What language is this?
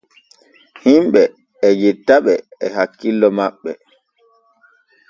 Borgu Fulfulde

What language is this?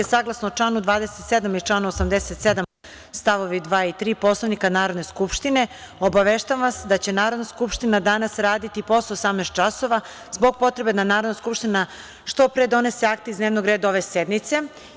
Serbian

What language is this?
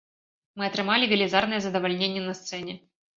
Belarusian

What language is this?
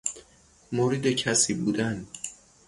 Persian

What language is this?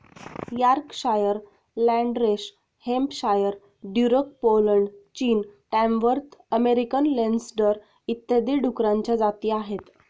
Marathi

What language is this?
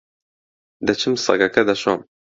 Central Kurdish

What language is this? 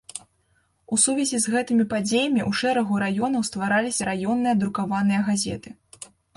Belarusian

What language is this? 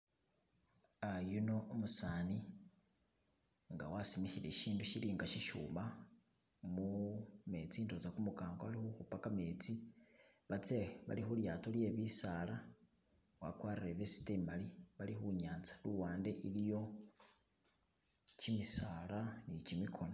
Masaaba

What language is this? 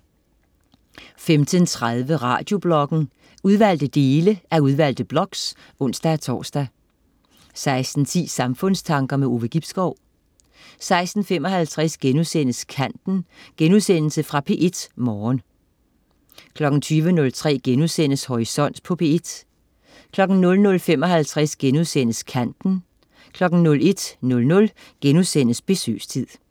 Danish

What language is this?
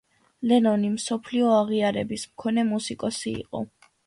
Georgian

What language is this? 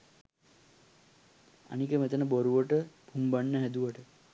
Sinhala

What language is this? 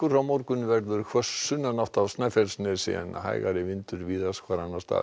Icelandic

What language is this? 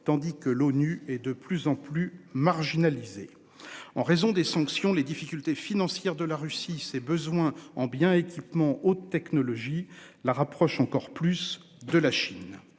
French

